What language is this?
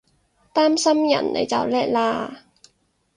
Cantonese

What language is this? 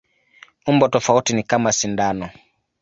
Swahili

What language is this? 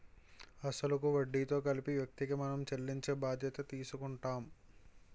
Telugu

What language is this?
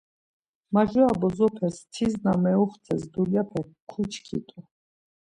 Laz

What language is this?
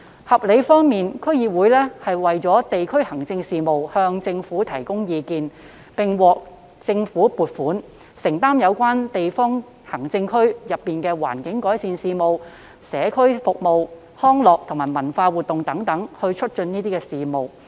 Cantonese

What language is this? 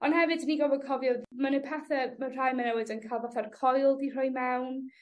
Welsh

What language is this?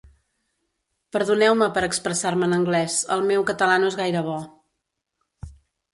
Catalan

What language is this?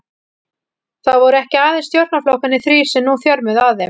Icelandic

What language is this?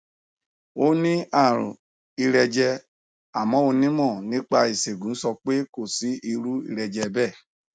Yoruba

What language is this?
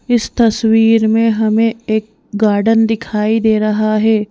Hindi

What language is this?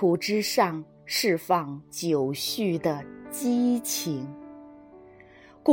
Chinese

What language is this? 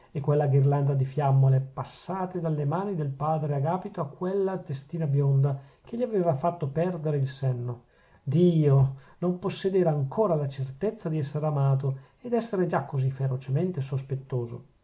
Italian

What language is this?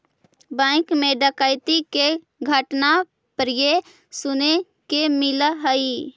Magahi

